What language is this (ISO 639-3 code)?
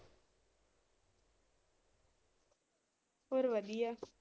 pan